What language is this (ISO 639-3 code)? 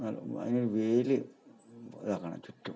mal